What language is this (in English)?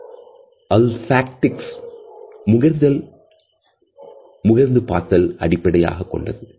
Tamil